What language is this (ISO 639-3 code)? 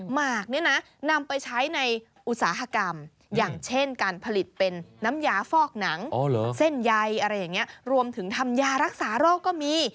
tha